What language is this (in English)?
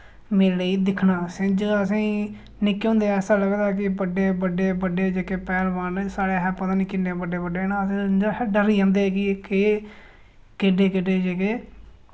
Dogri